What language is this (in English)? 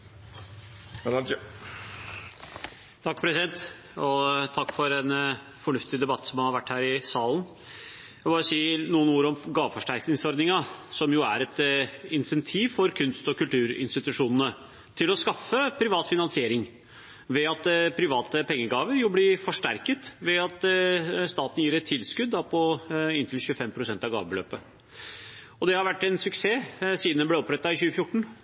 Norwegian Bokmål